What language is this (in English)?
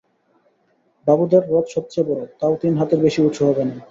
Bangla